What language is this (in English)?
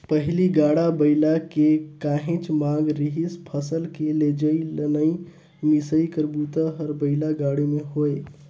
Chhattisgarhi